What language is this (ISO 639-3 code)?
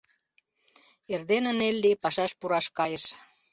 chm